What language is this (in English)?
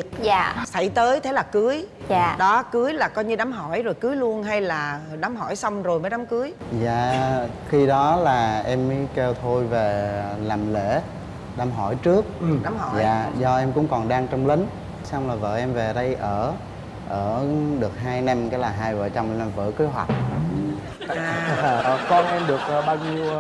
Vietnamese